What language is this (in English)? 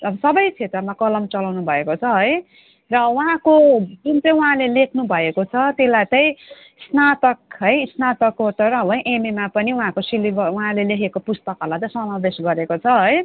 Nepali